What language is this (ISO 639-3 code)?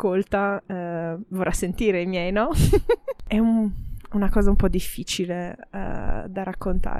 ita